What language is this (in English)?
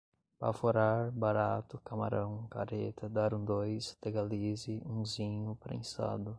Portuguese